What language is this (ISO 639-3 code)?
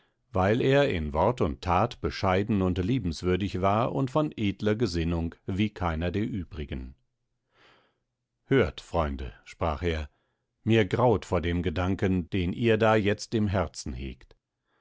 deu